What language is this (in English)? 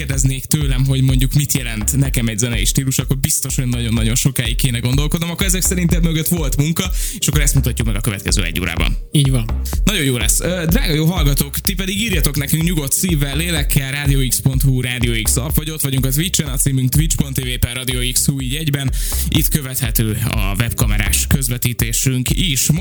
Hungarian